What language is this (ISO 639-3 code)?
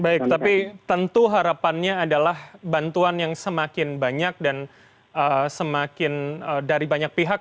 ind